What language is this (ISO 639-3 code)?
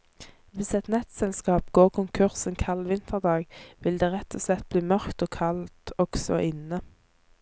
nor